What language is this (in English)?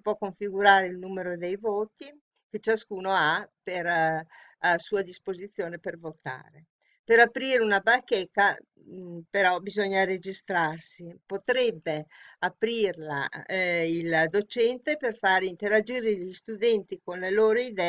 Italian